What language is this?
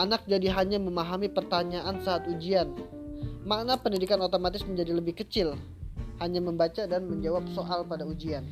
Indonesian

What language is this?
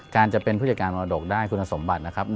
Thai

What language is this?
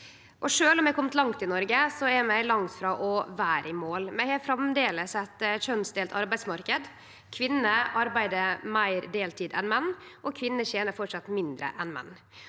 Norwegian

